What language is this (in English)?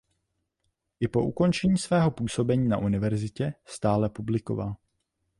Czech